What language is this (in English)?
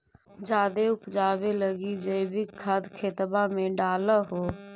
Magahi